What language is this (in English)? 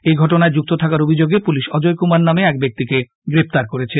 Bangla